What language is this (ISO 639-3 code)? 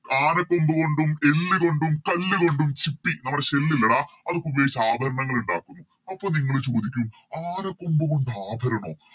mal